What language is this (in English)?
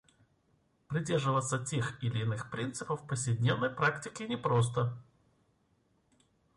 Russian